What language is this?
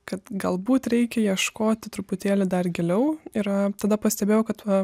Lithuanian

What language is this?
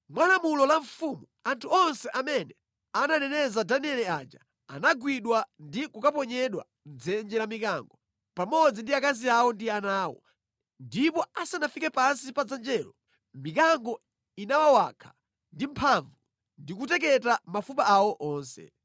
Nyanja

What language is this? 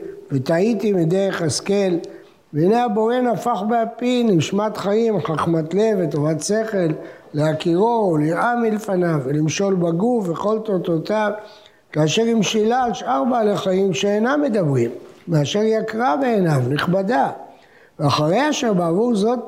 Hebrew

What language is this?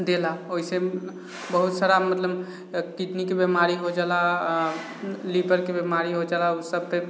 Maithili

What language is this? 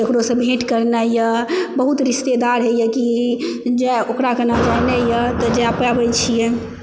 Maithili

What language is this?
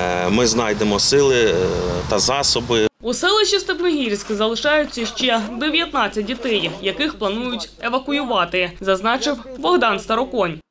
Ukrainian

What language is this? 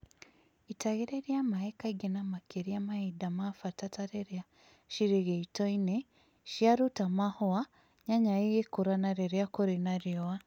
Kikuyu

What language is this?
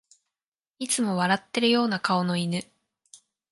Japanese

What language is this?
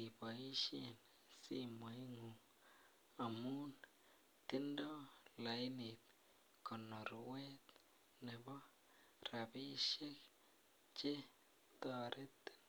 Kalenjin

